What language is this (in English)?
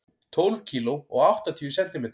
Icelandic